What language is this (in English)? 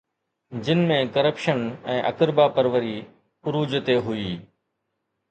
Sindhi